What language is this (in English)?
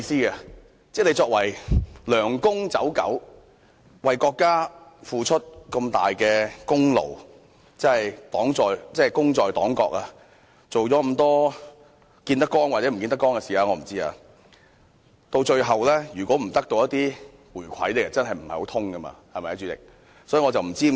Cantonese